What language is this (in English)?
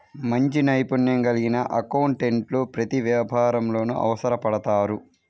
Telugu